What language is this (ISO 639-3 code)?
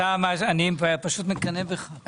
heb